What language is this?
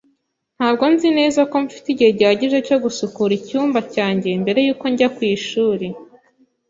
Kinyarwanda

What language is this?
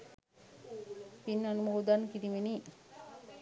Sinhala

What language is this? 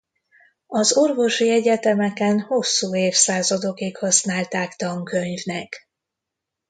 Hungarian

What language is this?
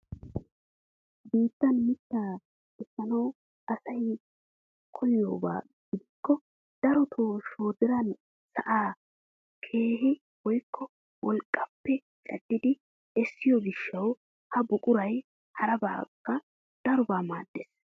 Wolaytta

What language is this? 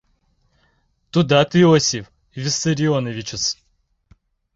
Mari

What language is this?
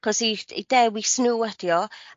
Welsh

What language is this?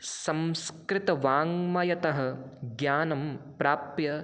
Sanskrit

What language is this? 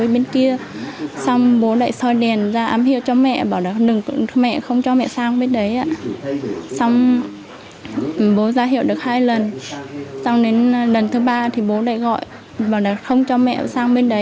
Vietnamese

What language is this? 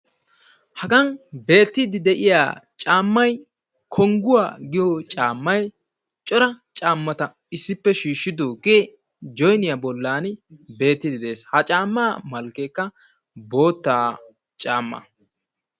Wolaytta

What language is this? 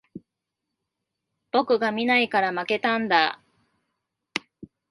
Japanese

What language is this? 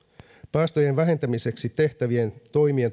Finnish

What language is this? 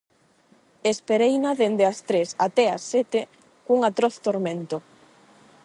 Galician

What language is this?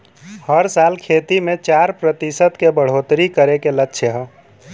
Bhojpuri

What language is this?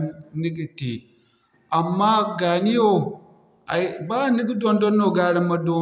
Zarma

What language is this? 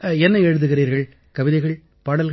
Tamil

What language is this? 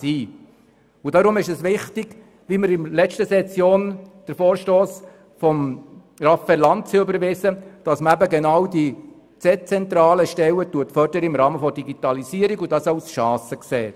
Swiss German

